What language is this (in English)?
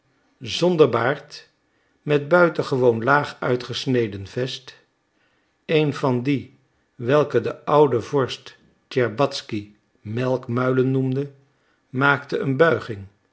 Dutch